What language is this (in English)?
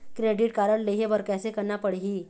Chhattisgarhi